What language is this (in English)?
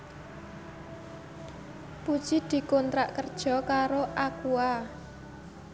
Javanese